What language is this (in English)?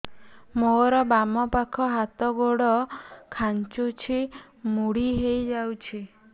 Odia